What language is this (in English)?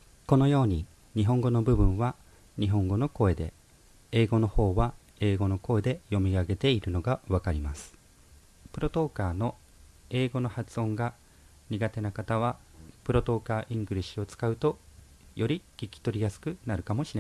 Japanese